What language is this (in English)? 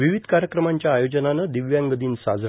Marathi